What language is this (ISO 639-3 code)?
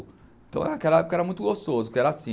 por